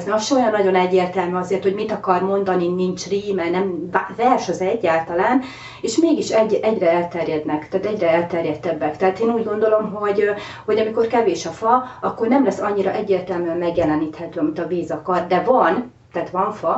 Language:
Hungarian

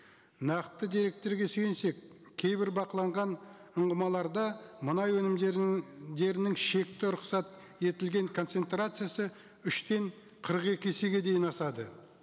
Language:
Kazakh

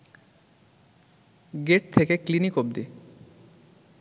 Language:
Bangla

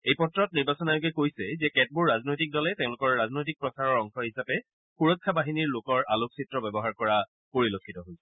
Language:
Assamese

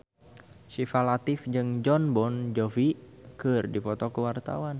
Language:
Sundanese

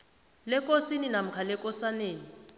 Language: South Ndebele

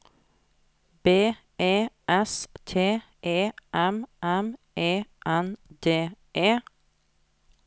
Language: Norwegian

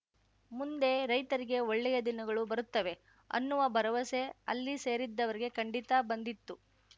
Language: Kannada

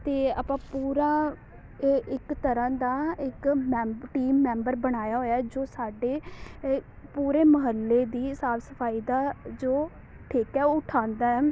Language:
Punjabi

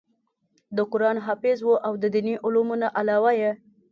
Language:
Pashto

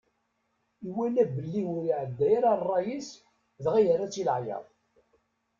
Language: Kabyle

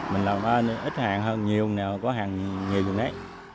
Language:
Vietnamese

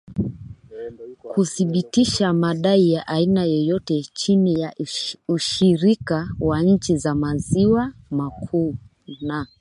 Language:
Swahili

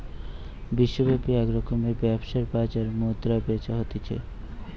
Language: Bangla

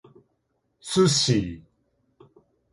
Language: Japanese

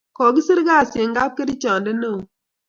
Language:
Kalenjin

